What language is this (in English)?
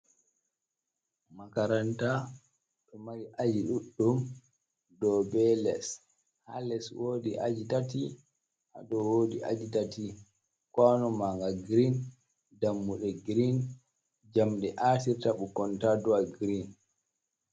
Fula